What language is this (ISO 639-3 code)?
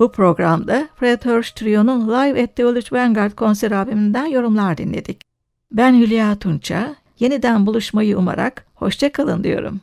tur